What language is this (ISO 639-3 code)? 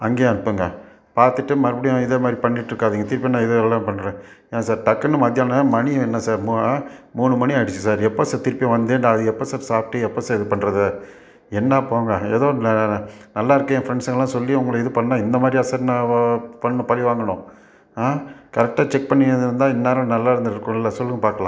tam